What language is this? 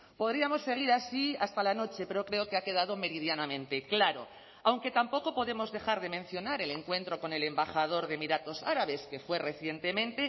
Spanish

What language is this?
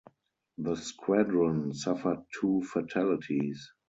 English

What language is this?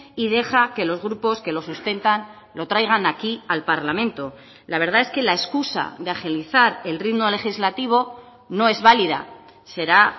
Spanish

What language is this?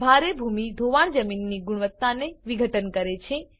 Gujarati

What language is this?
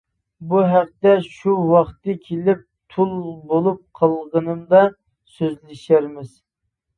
Uyghur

